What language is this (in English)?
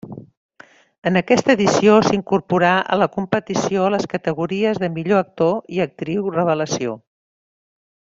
Catalan